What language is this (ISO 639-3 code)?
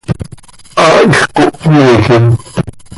sei